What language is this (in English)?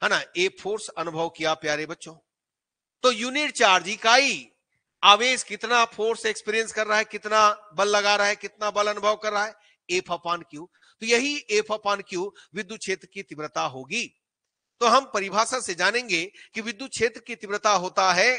Hindi